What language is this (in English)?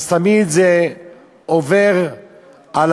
Hebrew